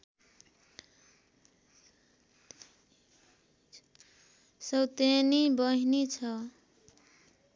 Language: Nepali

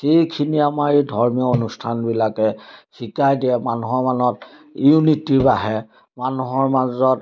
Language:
Assamese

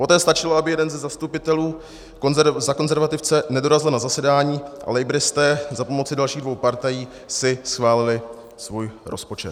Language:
Czech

